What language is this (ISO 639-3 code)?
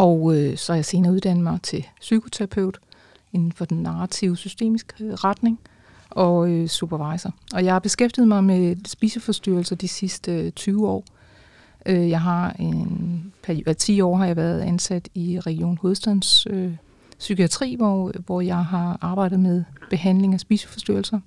dan